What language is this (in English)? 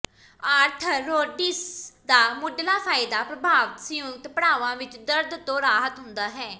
Punjabi